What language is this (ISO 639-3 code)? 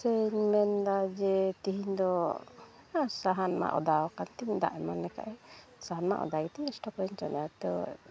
sat